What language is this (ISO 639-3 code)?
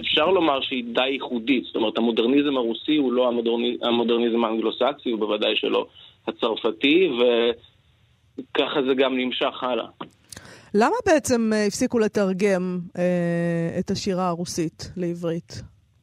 heb